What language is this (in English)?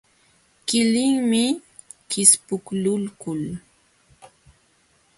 Jauja Wanca Quechua